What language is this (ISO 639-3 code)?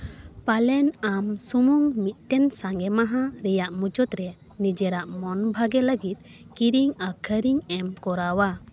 sat